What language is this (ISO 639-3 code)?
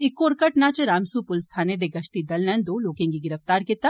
doi